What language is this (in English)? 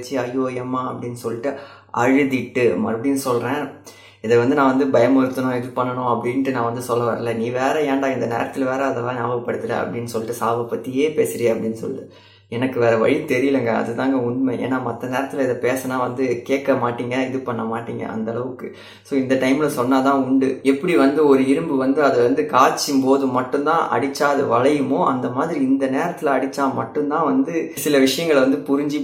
Tamil